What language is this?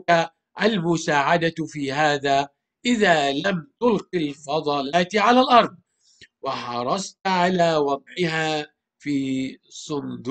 Arabic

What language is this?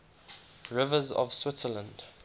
English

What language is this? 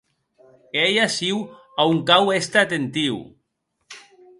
Occitan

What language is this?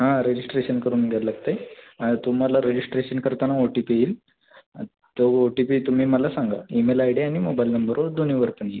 Marathi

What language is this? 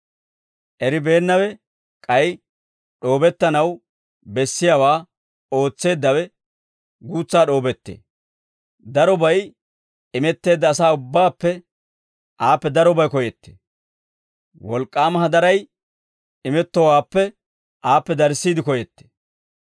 Dawro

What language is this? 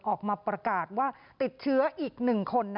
Thai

